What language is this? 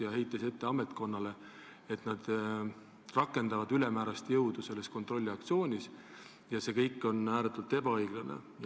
Estonian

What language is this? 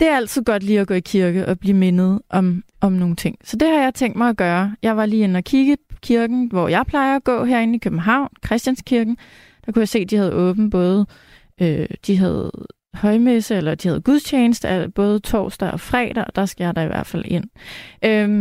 Danish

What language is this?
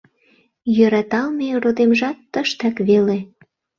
Mari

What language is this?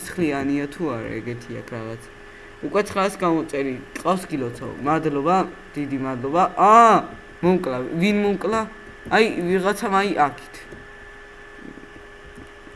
Georgian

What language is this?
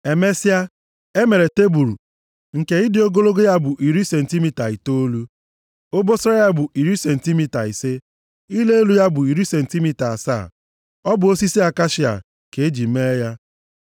Igbo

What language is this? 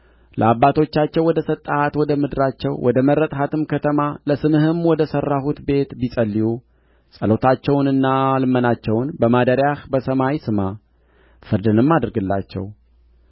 Amharic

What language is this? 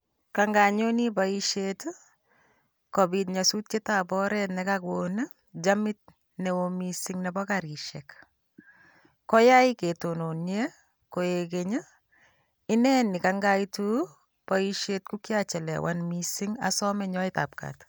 Kalenjin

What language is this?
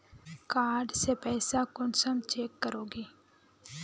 Magahi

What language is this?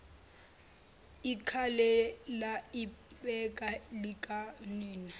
Zulu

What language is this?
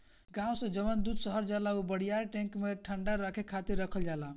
Bhojpuri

